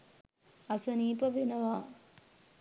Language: Sinhala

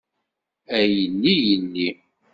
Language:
Kabyle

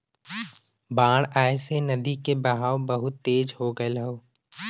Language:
Bhojpuri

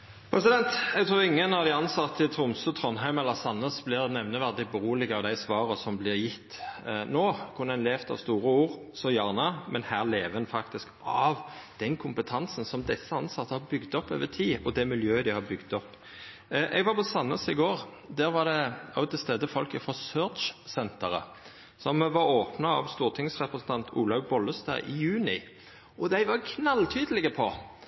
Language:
Norwegian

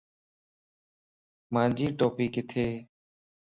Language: Lasi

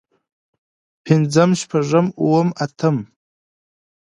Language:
Pashto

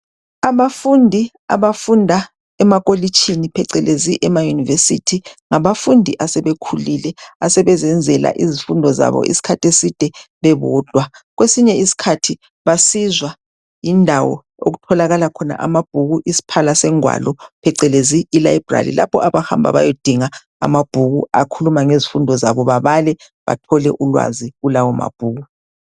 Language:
North Ndebele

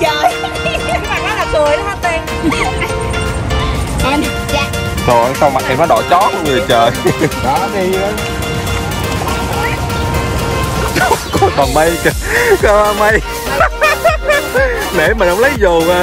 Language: Vietnamese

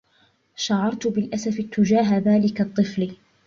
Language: Arabic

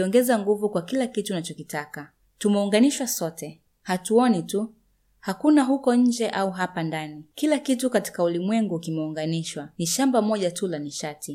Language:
Swahili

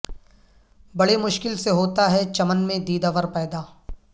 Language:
Urdu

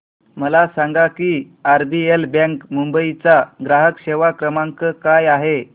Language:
Marathi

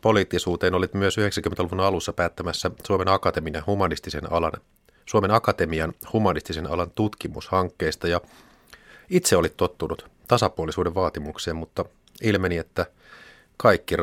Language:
Finnish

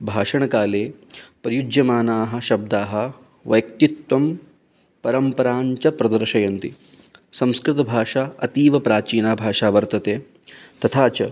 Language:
Sanskrit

